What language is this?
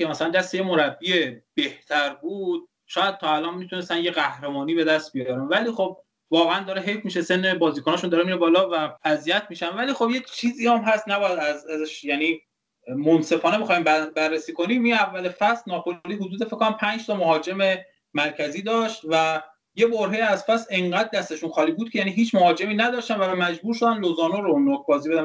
Persian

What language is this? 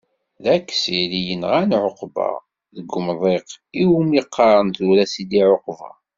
Kabyle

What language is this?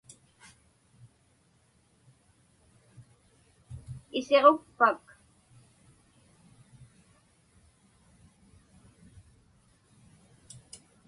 Inupiaq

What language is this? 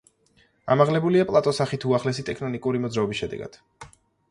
Georgian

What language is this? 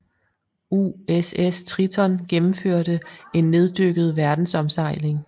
Danish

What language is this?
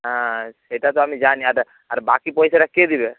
Bangla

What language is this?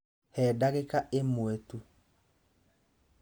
Kikuyu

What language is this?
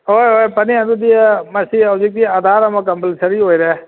Manipuri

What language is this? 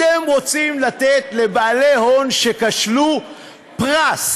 Hebrew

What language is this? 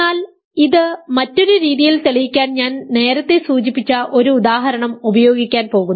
Malayalam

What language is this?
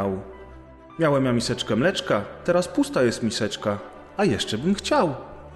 Polish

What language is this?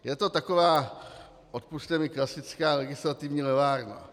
Czech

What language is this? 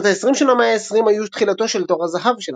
Hebrew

